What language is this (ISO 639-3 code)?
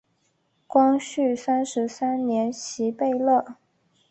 zho